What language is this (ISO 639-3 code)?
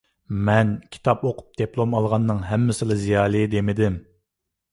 uig